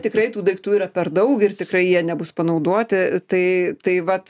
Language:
Lithuanian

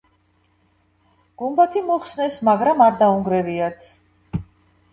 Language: Georgian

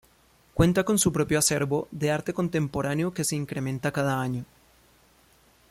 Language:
Spanish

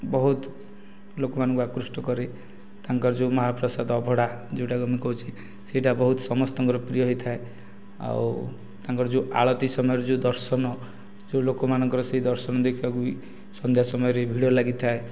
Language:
Odia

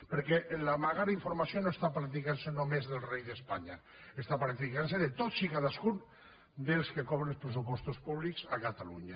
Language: Catalan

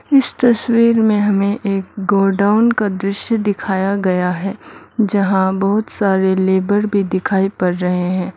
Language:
Hindi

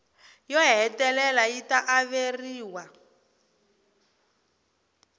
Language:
Tsonga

